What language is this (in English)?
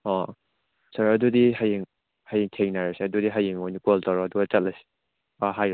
Manipuri